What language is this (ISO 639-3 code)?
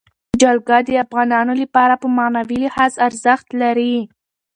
pus